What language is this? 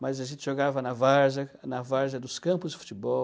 Portuguese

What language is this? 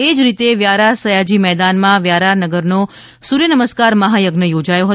Gujarati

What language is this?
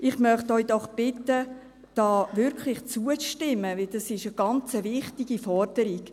Swiss German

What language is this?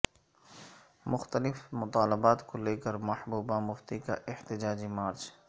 Urdu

